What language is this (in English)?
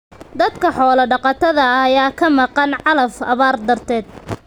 Somali